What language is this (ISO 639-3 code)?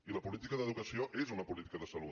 cat